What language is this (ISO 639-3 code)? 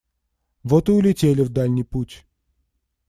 rus